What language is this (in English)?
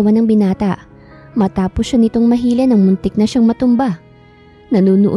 Filipino